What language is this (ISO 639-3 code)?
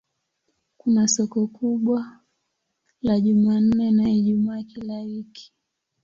swa